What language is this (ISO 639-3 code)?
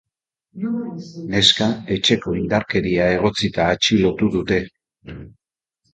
eus